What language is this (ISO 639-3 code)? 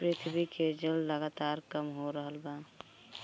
bho